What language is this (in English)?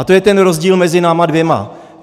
Czech